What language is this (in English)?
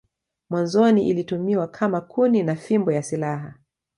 Swahili